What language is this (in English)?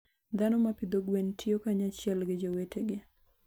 Luo (Kenya and Tanzania)